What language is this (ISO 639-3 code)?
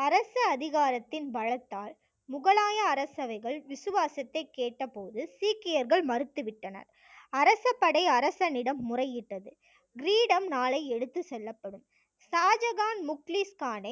tam